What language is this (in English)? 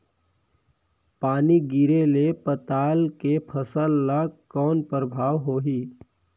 Chhattisgarhi